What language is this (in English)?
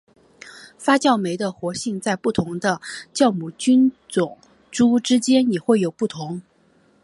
Chinese